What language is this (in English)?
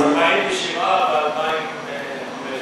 Hebrew